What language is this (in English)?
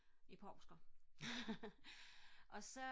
Danish